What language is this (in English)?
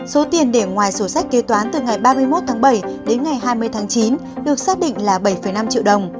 Vietnamese